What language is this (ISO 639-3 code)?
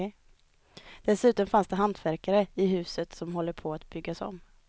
swe